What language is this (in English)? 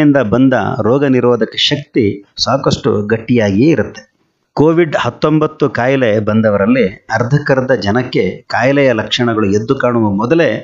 Kannada